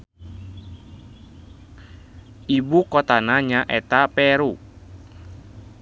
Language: Sundanese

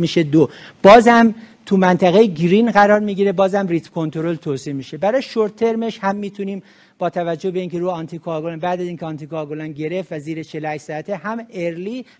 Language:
Persian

